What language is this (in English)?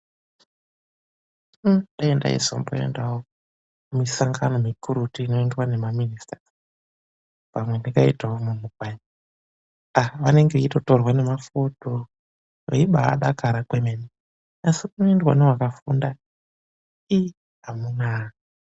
Ndau